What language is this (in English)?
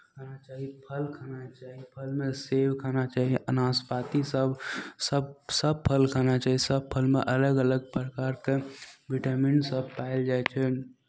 Maithili